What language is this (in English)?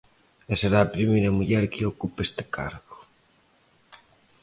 Galician